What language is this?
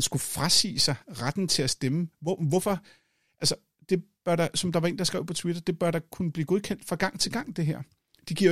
Danish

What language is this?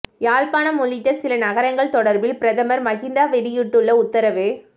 Tamil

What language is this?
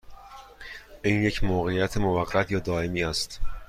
Persian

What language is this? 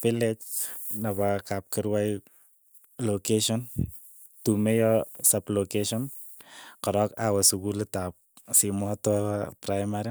Keiyo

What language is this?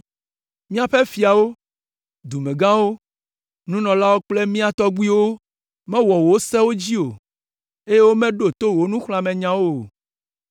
Ewe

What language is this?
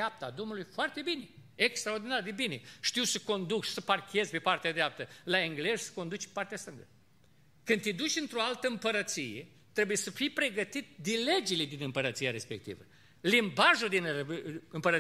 Romanian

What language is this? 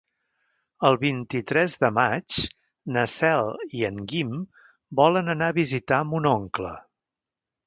Catalan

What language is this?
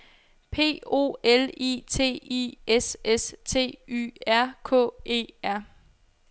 Danish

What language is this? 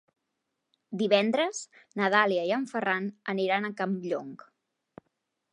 Catalan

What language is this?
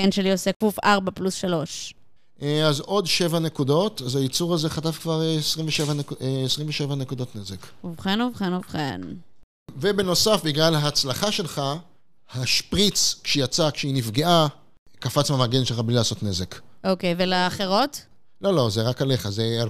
Hebrew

